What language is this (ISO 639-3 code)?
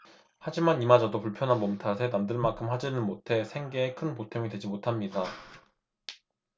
kor